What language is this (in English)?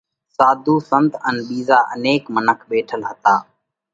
Parkari Koli